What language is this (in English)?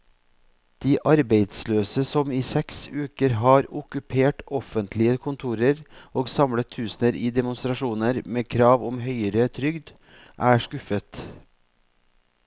Norwegian